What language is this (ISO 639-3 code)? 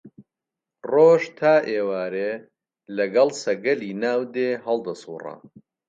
ckb